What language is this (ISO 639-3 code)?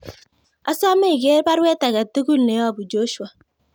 kln